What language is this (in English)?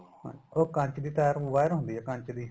Punjabi